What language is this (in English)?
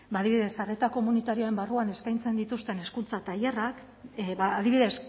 Basque